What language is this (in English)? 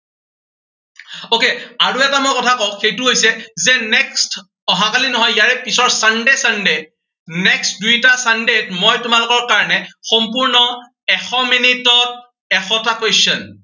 Assamese